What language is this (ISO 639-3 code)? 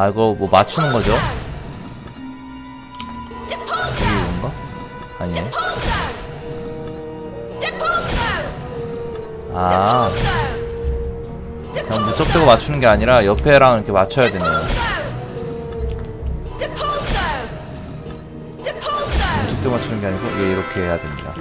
kor